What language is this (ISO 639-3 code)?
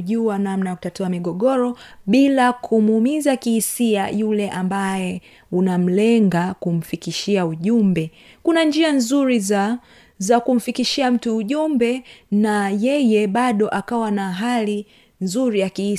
swa